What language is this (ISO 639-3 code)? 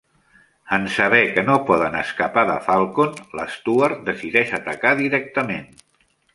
cat